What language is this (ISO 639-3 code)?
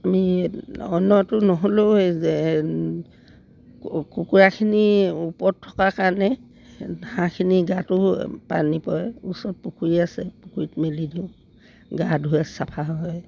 asm